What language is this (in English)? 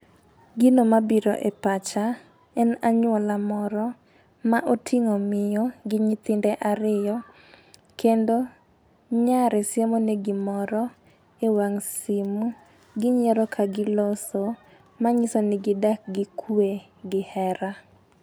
Luo (Kenya and Tanzania)